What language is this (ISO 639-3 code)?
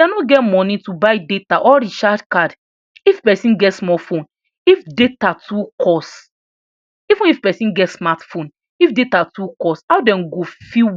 pcm